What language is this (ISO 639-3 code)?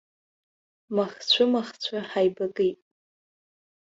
abk